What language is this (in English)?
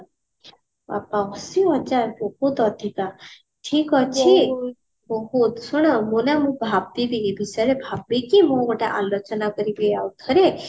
Odia